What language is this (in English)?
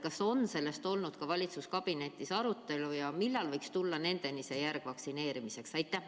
Estonian